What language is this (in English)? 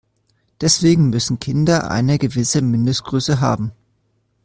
German